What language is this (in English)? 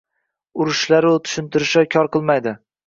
Uzbek